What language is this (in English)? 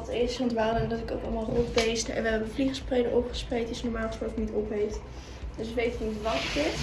Dutch